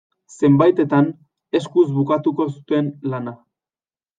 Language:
Basque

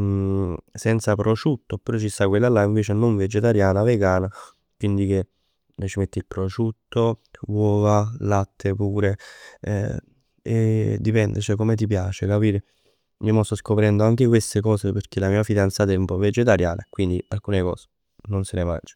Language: Neapolitan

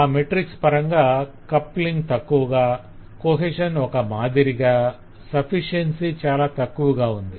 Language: Telugu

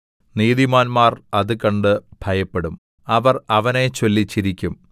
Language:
Malayalam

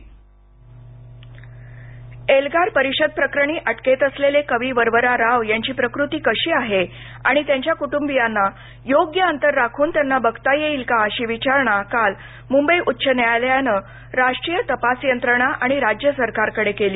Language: Marathi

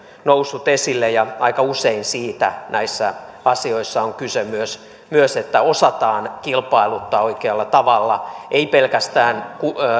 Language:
Finnish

